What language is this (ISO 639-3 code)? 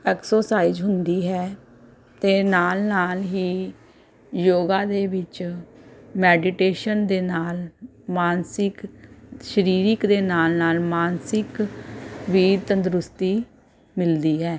pan